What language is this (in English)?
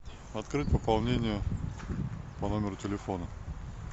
Russian